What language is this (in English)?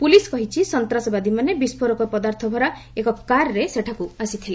Odia